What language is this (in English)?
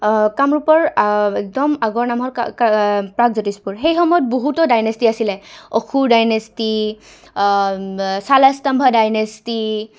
Assamese